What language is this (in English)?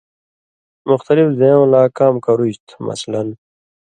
Indus Kohistani